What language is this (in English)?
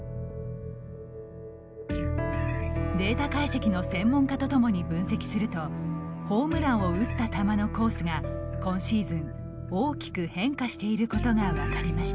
Japanese